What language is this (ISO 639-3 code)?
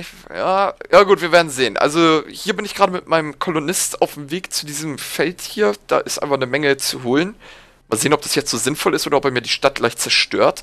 deu